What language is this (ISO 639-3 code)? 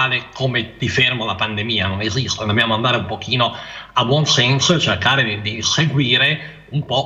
ita